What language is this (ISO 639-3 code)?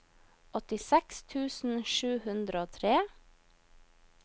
nor